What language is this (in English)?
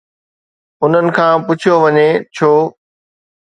Sindhi